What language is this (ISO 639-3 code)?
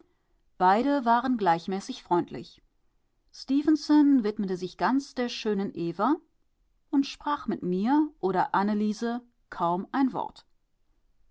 deu